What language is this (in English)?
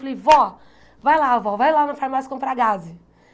Portuguese